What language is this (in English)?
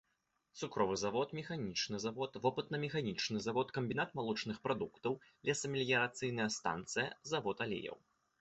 Belarusian